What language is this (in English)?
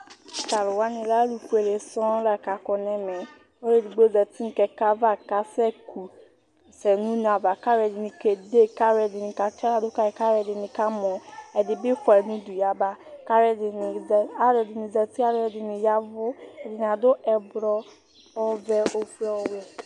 Ikposo